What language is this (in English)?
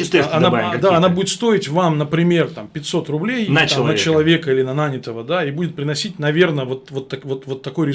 Russian